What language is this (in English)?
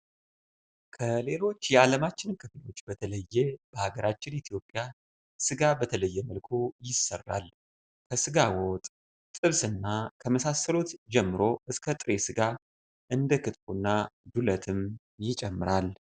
Amharic